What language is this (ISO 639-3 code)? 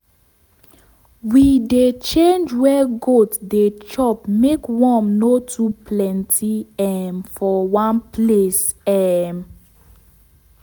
pcm